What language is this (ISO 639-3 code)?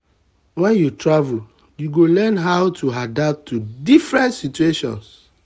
pcm